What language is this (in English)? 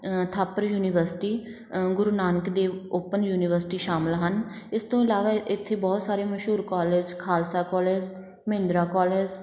Punjabi